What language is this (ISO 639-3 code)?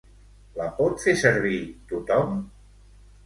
cat